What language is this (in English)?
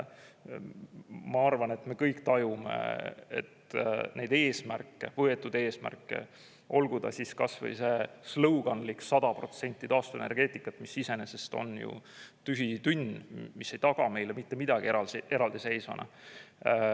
Estonian